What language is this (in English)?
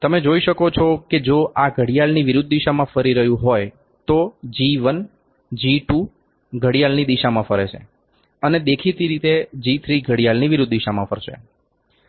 Gujarati